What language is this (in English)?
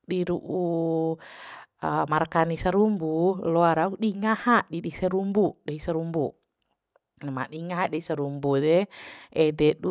Bima